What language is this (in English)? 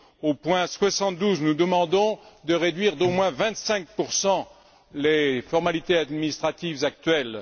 French